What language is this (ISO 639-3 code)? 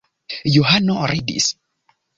epo